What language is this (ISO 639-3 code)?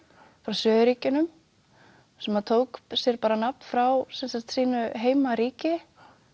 isl